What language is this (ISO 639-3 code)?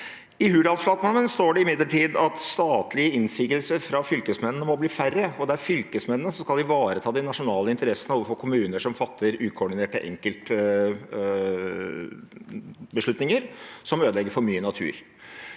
nor